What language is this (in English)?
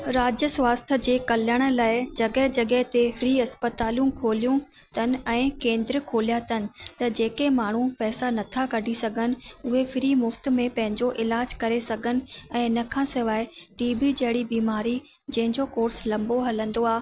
Sindhi